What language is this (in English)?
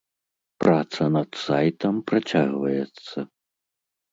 Belarusian